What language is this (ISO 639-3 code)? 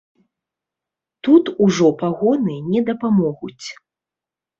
bel